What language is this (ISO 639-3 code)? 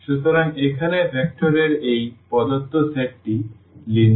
ben